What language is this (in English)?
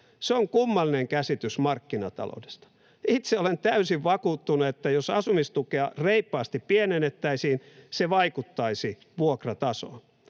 Finnish